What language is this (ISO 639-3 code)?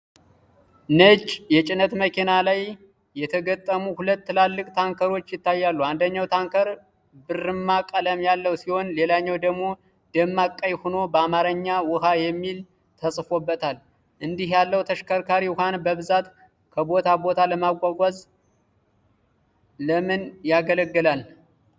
amh